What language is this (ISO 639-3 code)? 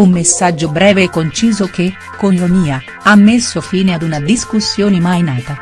ita